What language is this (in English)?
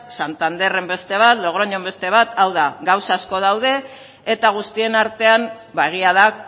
Basque